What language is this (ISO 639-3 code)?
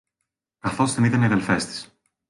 ell